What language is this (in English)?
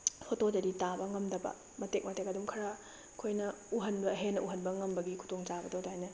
Manipuri